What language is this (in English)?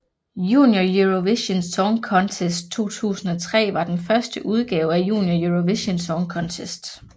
Danish